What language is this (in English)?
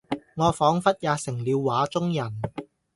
Cantonese